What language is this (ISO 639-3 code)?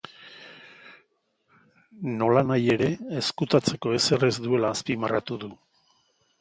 eus